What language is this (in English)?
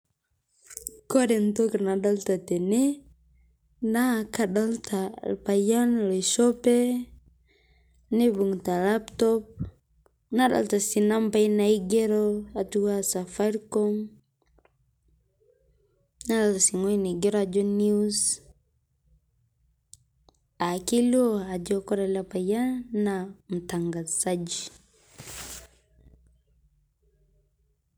Masai